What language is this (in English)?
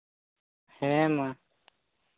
Santali